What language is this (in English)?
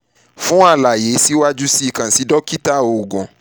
Yoruba